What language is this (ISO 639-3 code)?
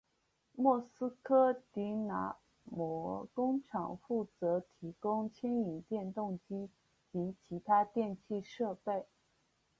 zho